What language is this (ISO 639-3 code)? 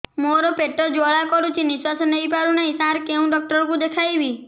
ori